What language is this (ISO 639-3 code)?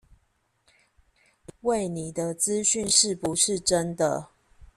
zho